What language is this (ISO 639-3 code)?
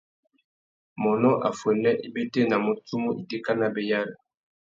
bag